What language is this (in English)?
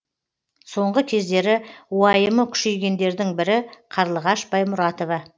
Kazakh